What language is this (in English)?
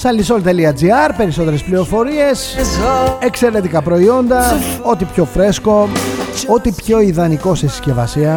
Greek